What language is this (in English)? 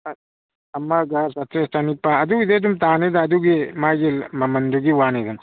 Manipuri